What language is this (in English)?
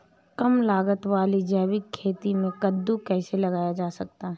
Hindi